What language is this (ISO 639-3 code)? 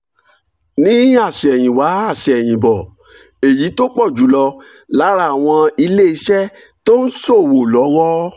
yor